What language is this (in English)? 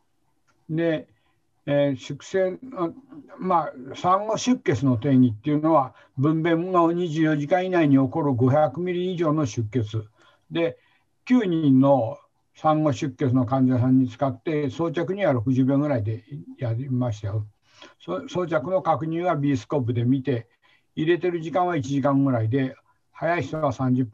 Japanese